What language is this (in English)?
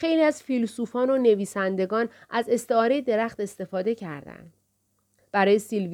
Persian